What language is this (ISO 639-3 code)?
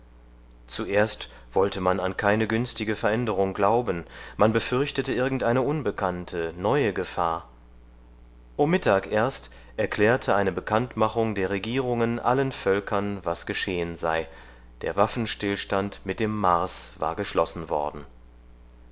deu